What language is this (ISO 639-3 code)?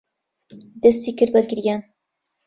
ckb